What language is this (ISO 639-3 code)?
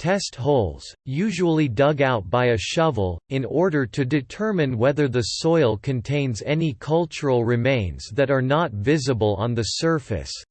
eng